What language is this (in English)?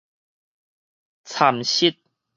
Min Nan Chinese